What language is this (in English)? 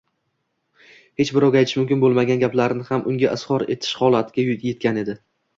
Uzbek